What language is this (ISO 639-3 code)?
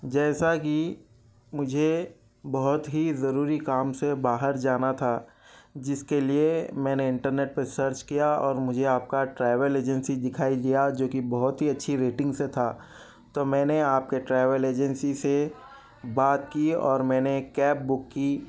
urd